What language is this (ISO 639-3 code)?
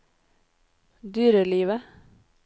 nor